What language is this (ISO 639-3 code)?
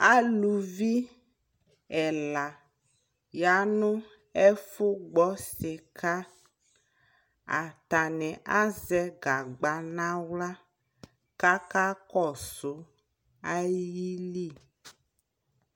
kpo